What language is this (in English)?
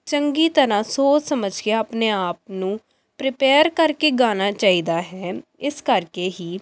Punjabi